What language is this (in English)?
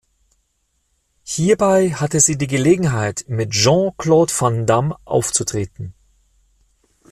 German